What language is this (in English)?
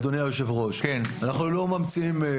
Hebrew